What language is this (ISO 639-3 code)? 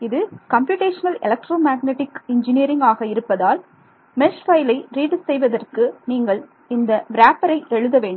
tam